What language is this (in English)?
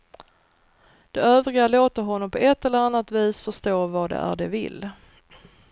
Swedish